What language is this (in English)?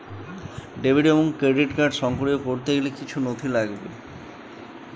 Bangla